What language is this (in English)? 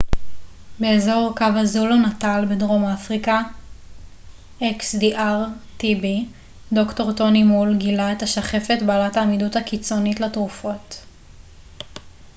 Hebrew